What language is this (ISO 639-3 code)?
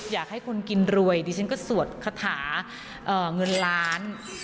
tha